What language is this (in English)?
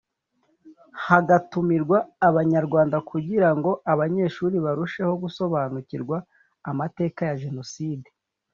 Kinyarwanda